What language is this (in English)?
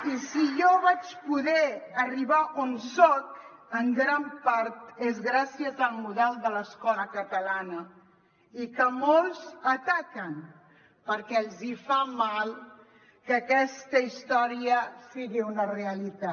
Catalan